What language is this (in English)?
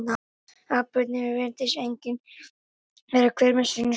Icelandic